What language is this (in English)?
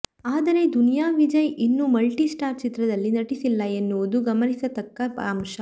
Kannada